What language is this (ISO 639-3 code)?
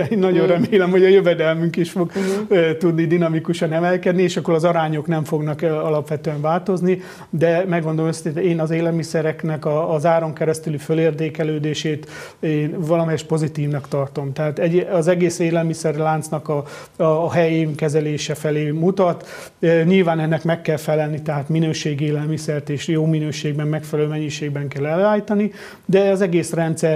hun